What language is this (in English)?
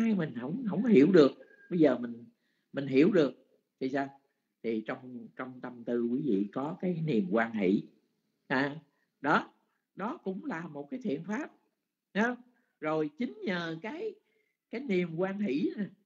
Vietnamese